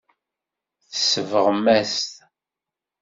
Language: Kabyle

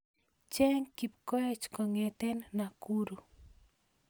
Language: Kalenjin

